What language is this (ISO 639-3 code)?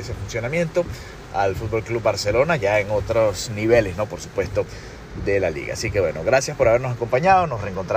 spa